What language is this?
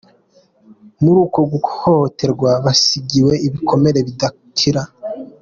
Kinyarwanda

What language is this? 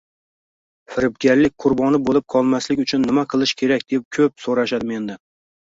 Uzbek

